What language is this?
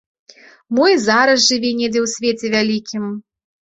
Belarusian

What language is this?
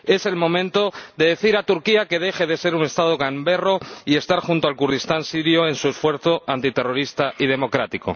Spanish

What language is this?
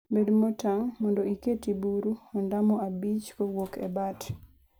Luo (Kenya and Tanzania)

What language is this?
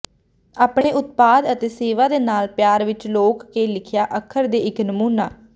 Punjabi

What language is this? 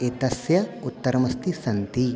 Sanskrit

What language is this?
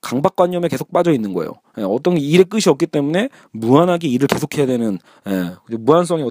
Korean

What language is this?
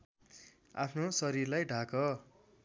Nepali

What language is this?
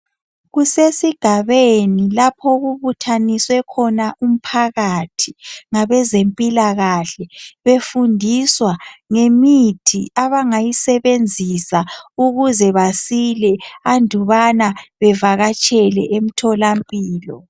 North Ndebele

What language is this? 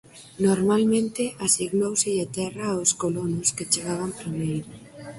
Galician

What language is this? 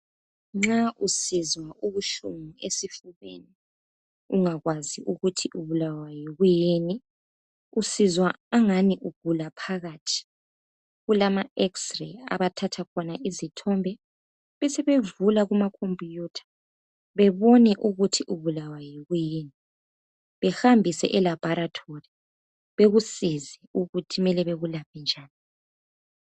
North Ndebele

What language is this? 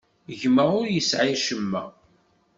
Kabyle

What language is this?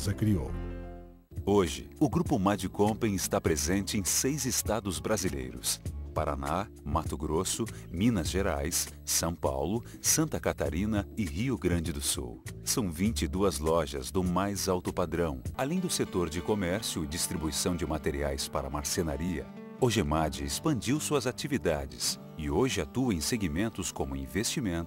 Portuguese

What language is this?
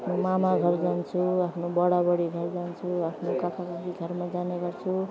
Nepali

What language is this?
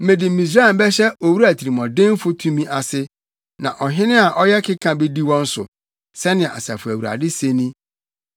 Akan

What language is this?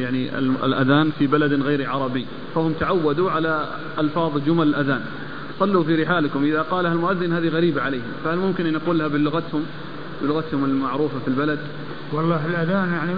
Arabic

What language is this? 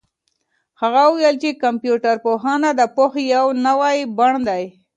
Pashto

